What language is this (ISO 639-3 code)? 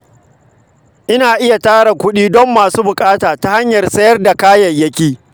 hau